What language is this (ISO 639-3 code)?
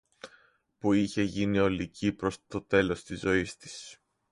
ell